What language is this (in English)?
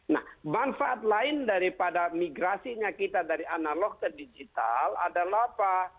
Indonesian